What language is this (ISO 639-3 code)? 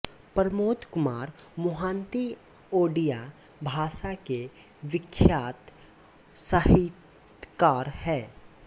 hin